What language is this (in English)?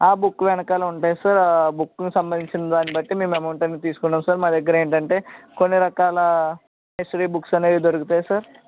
Telugu